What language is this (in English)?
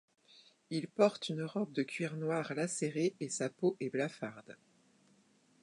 French